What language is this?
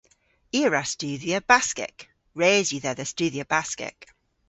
Cornish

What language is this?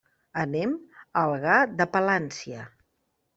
Catalan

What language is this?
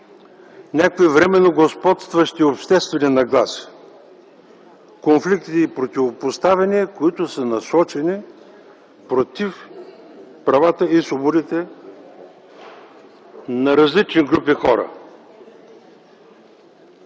Bulgarian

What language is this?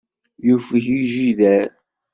Kabyle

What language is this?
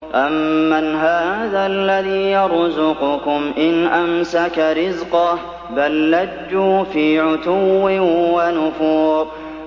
Arabic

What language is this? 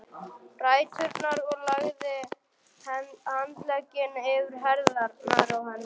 Icelandic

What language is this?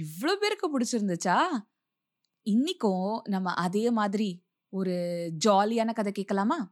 Tamil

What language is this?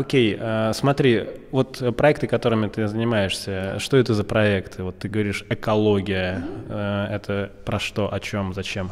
Russian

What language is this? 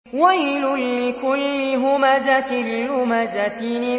Arabic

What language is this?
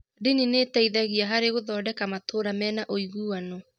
Kikuyu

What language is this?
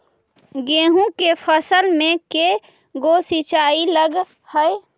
Magahi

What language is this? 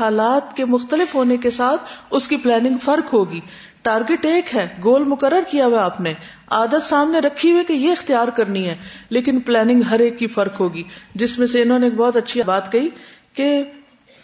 Urdu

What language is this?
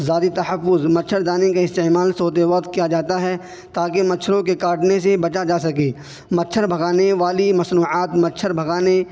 Urdu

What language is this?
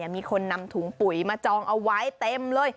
Thai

